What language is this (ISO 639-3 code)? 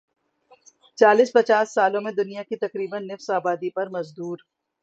urd